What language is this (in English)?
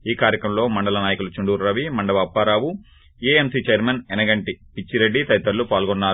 Telugu